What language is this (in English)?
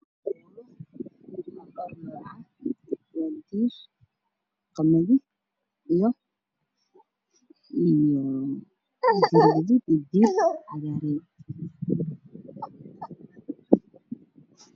Somali